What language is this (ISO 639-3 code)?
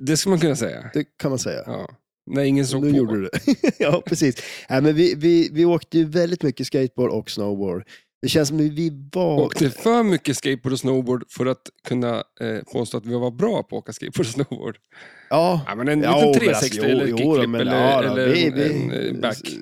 swe